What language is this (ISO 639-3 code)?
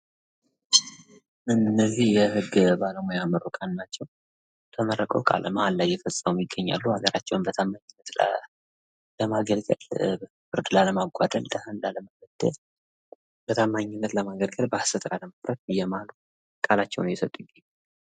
amh